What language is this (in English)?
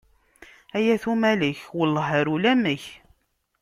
Kabyle